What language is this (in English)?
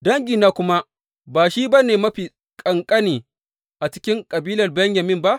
Hausa